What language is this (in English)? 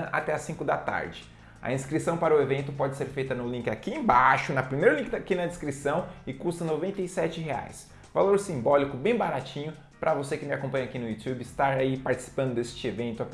Portuguese